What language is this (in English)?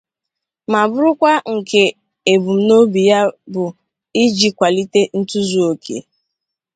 Igbo